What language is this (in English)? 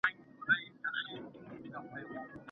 Pashto